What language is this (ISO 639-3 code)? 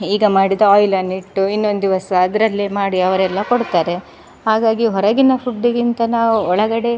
kan